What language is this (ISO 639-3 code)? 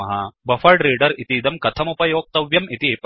san